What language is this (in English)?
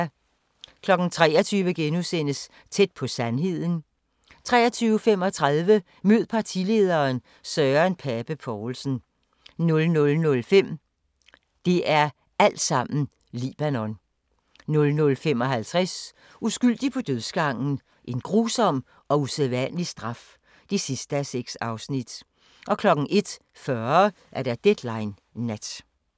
Danish